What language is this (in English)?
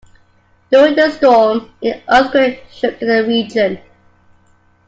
English